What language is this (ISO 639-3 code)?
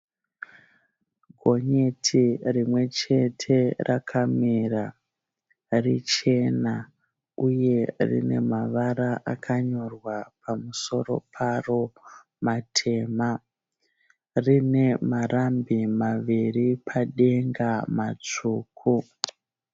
sna